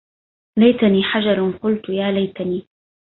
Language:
Arabic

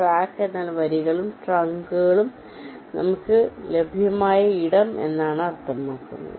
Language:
Malayalam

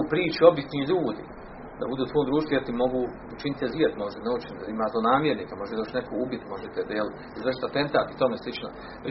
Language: Croatian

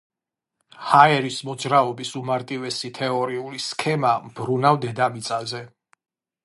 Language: Georgian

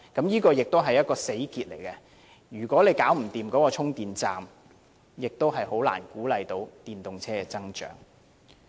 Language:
Cantonese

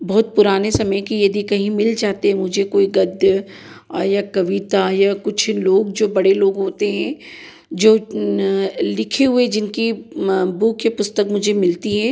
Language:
Hindi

